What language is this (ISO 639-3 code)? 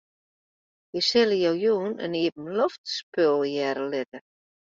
fry